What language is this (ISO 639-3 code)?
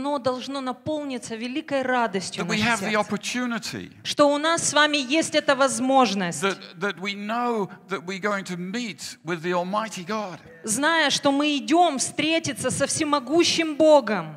rus